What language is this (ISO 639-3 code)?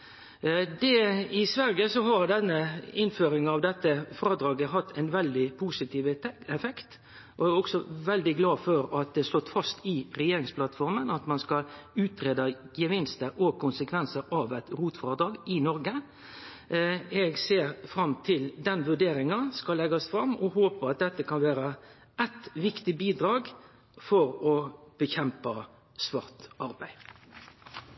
nno